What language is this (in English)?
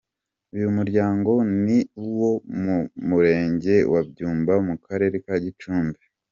Kinyarwanda